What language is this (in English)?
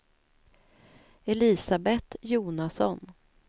Swedish